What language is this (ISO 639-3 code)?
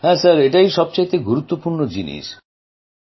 ben